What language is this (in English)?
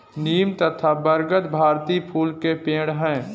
Hindi